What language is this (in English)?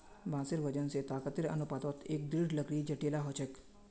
Magahi